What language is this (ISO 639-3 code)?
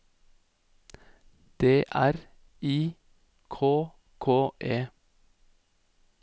nor